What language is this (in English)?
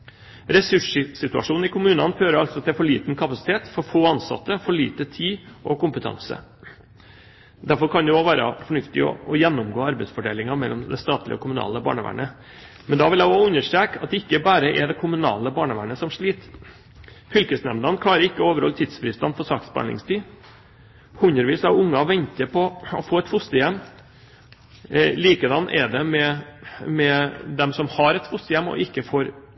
Norwegian Bokmål